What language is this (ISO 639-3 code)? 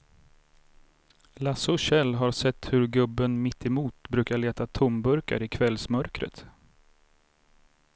swe